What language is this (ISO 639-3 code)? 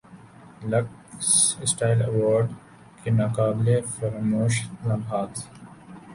urd